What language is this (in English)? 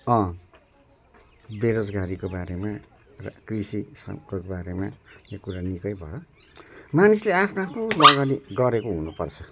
Nepali